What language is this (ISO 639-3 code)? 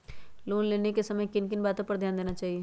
mag